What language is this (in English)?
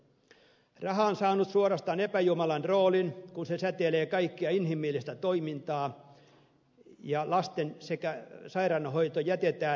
Finnish